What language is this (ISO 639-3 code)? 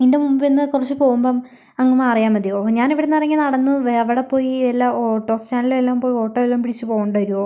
mal